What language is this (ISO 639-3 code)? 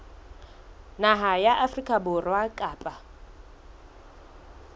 sot